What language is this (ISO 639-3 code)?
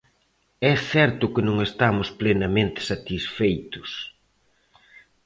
glg